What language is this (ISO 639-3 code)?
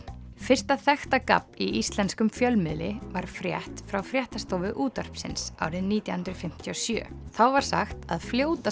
isl